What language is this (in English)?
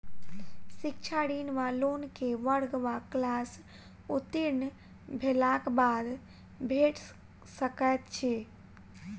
Maithili